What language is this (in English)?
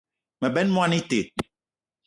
Eton (Cameroon)